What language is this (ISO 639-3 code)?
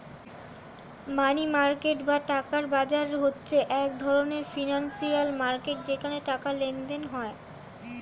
ben